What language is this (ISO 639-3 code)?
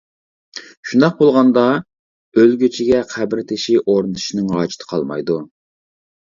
uig